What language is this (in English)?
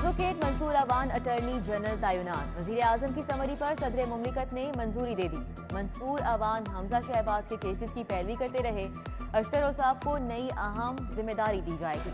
Hindi